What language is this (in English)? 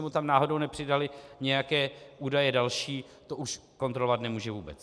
Czech